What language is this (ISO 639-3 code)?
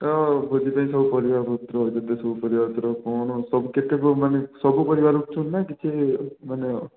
ori